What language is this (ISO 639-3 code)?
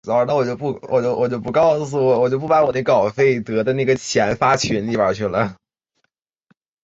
zho